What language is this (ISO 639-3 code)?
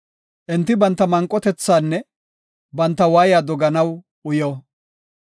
gof